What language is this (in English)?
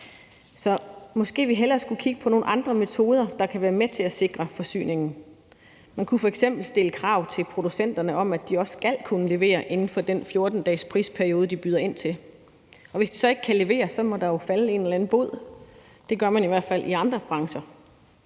Danish